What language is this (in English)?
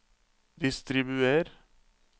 Norwegian